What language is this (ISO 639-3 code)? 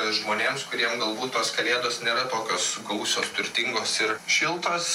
lit